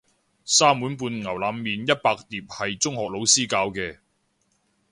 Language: Cantonese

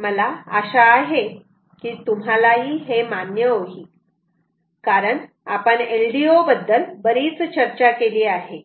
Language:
Marathi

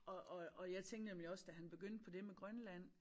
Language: Danish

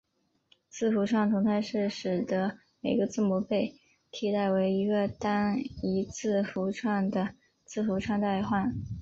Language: Chinese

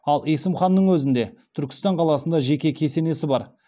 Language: Kazakh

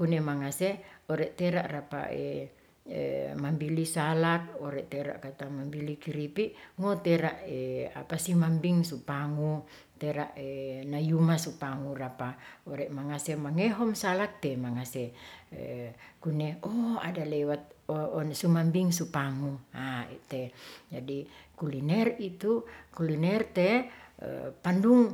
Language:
Ratahan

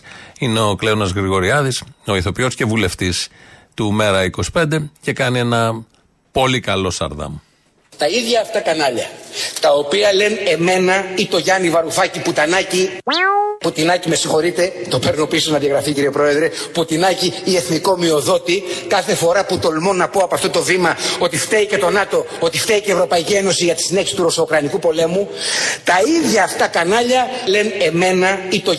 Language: Greek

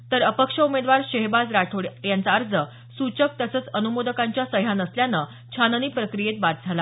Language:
Marathi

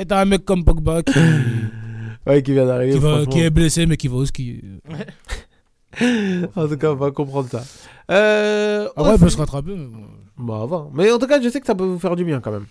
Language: French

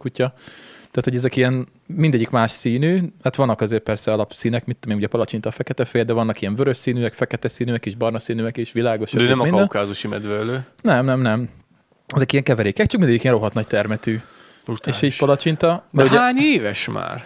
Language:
Hungarian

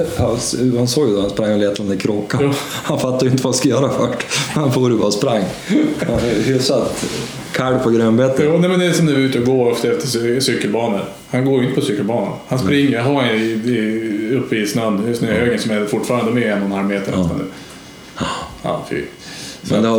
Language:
Swedish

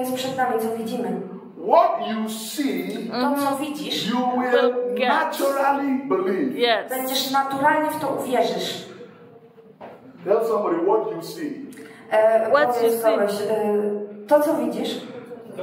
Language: Polish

